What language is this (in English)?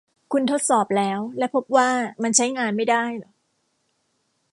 Thai